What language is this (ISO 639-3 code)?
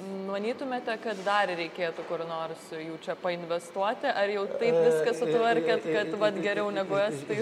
lit